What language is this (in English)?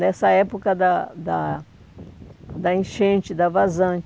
Portuguese